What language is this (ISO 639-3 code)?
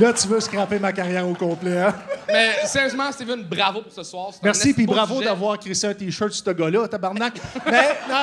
fra